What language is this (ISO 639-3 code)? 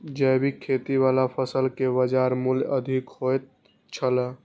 mai